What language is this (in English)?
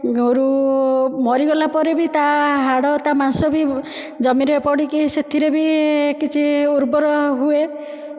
Odia